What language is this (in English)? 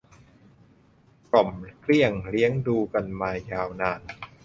Thai